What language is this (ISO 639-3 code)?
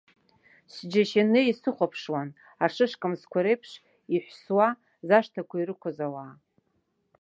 abk